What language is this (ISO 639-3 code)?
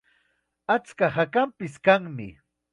qxa